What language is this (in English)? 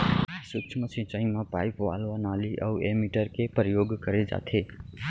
Chhattisgarhi